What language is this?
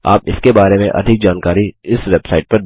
Hindi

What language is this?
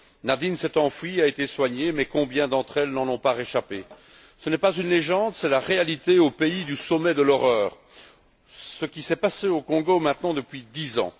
French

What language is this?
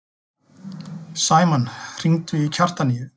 Icelandic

